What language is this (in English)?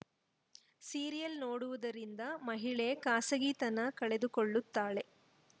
Kannada